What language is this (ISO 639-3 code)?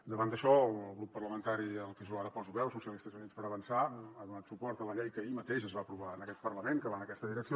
cat